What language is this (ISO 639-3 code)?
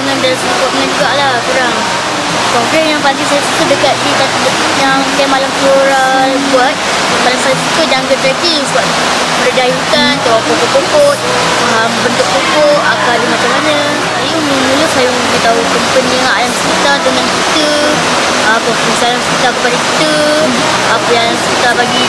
msa